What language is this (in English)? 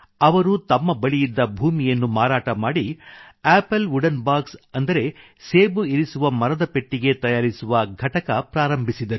Kannada